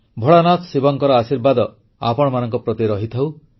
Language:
Odia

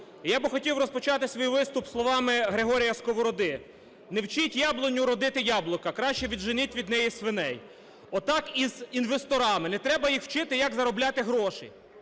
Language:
Ukrainian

